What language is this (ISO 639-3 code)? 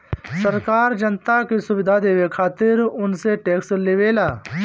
bho